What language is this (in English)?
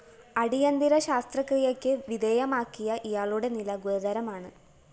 Malayalam